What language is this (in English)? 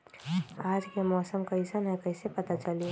Magahi